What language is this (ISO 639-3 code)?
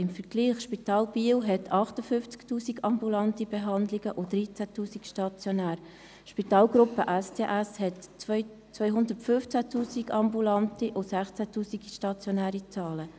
gsw